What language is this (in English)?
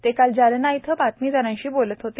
Marathi